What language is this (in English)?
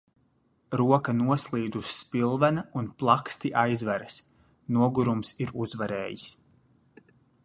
Latvian